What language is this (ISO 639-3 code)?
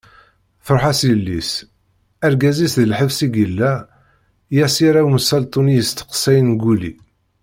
kab